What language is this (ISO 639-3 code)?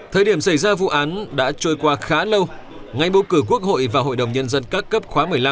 vie